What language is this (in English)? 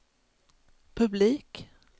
Swedish